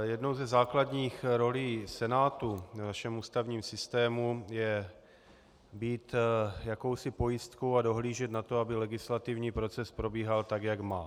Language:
Czech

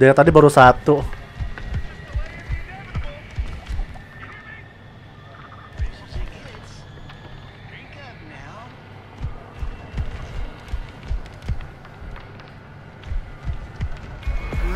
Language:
Indonesian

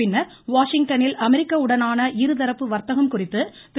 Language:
Tamil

